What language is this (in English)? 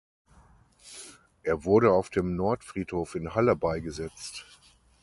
German